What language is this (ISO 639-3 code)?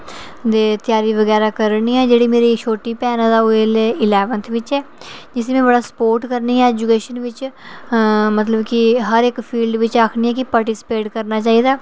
doi